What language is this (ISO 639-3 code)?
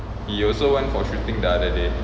eng